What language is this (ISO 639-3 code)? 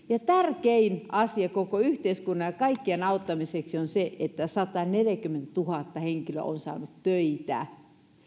fin